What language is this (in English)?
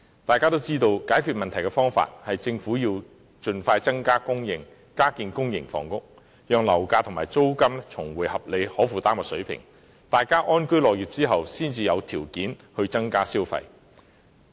Cantonese